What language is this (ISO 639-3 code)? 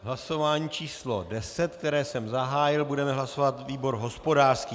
ces